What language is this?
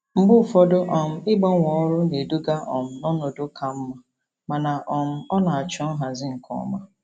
Igbo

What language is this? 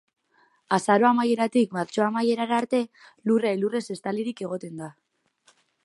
Basque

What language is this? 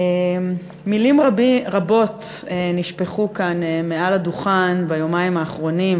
Hebrew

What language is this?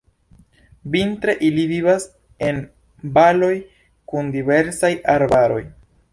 Esperanto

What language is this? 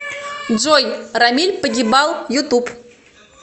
Russian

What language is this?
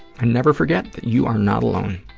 English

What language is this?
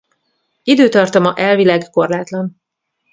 Hungarian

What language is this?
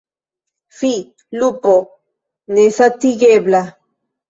Esperanto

